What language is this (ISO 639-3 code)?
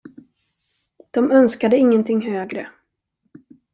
swe